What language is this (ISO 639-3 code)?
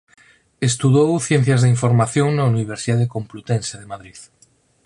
glg